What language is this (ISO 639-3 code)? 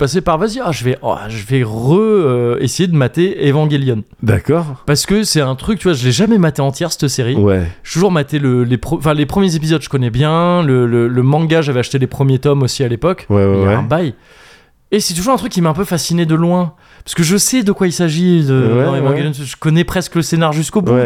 fra